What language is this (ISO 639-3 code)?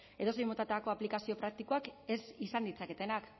eus